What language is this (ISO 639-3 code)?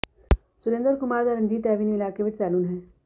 pan